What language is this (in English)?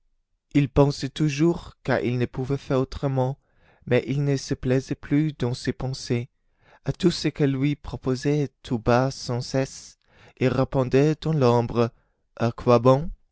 French